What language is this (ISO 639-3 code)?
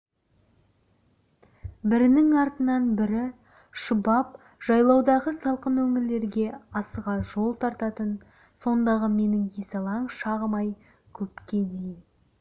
kaz